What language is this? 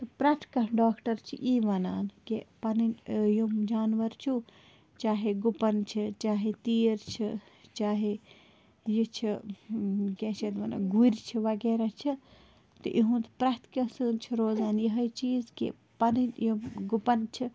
Kashmiri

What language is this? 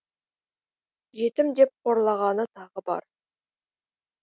Kazakh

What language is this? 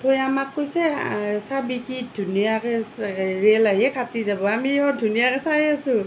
Assamese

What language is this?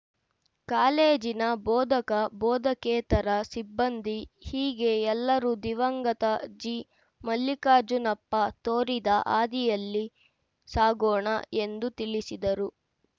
Kannada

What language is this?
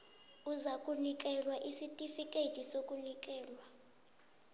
South Ndebele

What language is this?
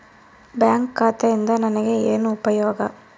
Kannada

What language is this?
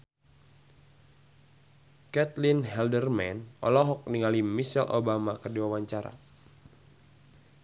Sundanese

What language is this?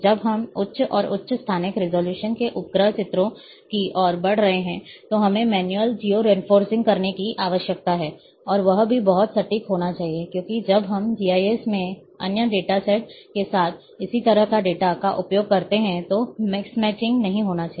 Hindi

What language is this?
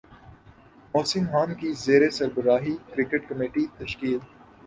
Urdu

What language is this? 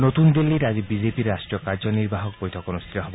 Assamese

